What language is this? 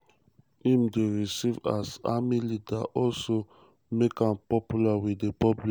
Nigerian Pidgin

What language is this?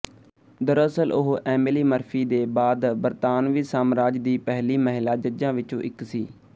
Punjabi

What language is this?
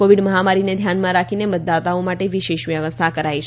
Gujarati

